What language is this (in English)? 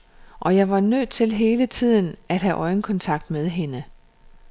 Danish